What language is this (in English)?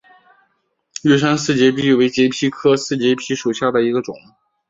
Chinese